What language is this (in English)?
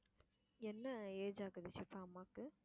Tamil